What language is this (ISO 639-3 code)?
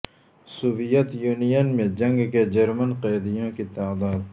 urd